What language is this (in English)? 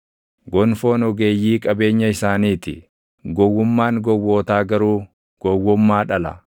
Oromo